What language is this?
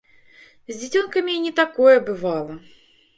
Belarusian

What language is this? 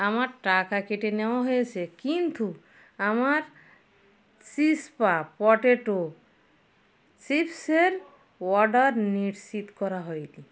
Bangla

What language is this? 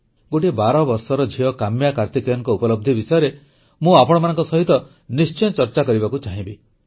Odia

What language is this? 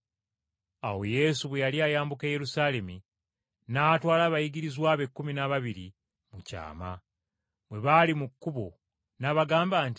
Ganda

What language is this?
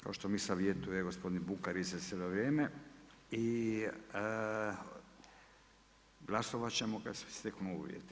Croatian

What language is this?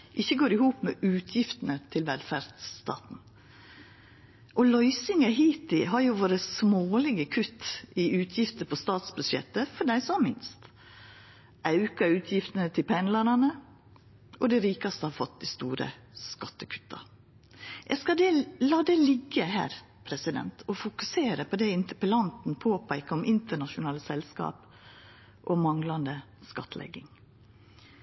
Norwegian Nynorsk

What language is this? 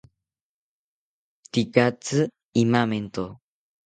South Ucayali Ashéninka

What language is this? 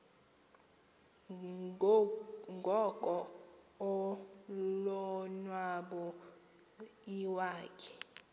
Xhosa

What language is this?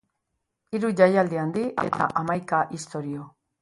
Basque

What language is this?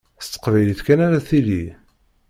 Kabyle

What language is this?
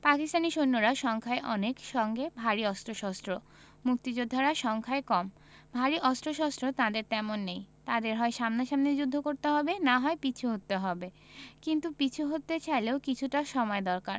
Bangla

